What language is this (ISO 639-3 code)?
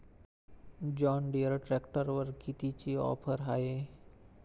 mar